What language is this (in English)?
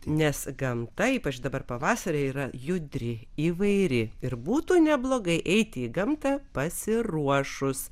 Lithuanian